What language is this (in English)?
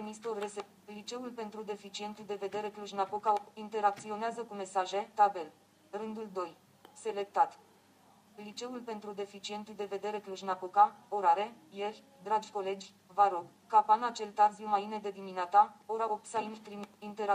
Romanian